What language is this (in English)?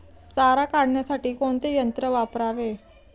Marathi